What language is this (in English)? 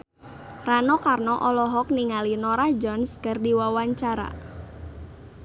Sundanese